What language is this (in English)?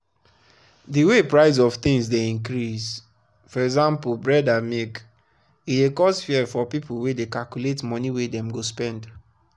Nigerian Pidgin